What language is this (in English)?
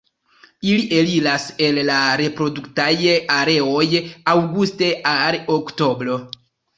Esperanto